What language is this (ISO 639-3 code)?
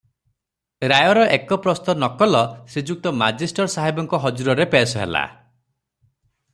ori